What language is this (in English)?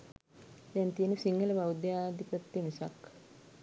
Sinhala